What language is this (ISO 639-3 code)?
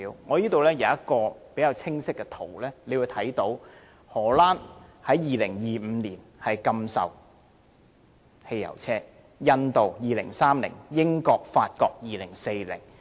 yue